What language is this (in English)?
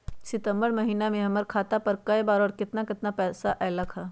Magahi